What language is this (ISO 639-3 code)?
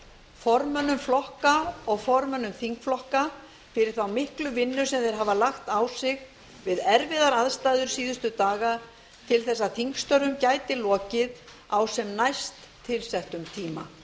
isl